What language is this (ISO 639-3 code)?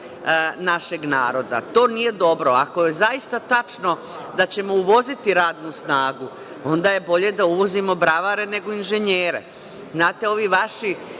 srp